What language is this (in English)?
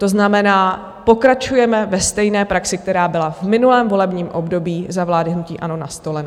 Czech